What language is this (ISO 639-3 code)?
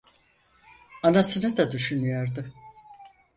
tur